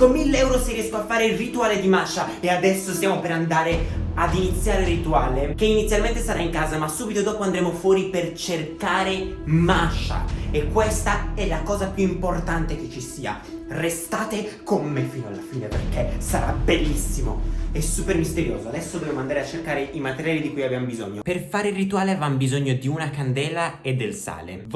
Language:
Italian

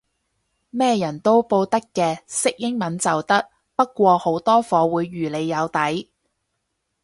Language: Cantonese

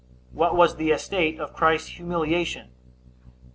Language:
English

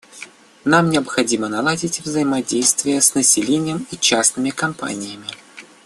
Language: Russian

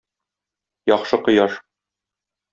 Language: Tatar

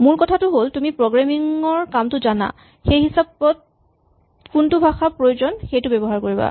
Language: Assamese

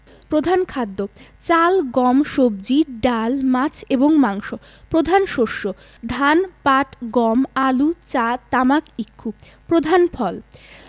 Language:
Bangla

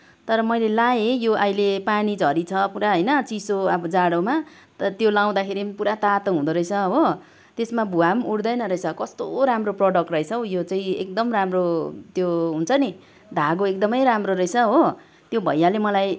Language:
Nepali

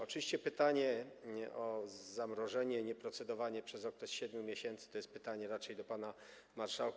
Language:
Polish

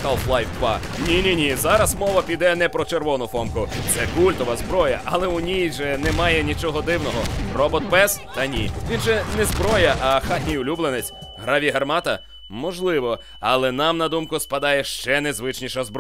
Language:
Ukrainian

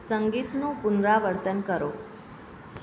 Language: Gujarati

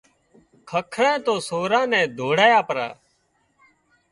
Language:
Wadiyara Koli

